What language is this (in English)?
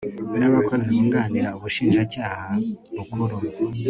Kinyarwanda